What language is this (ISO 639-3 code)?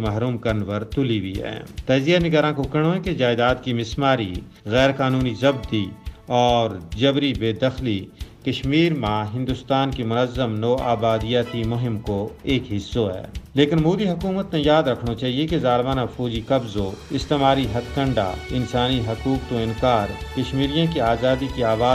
urd